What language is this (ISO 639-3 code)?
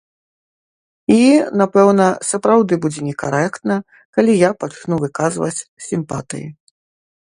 bel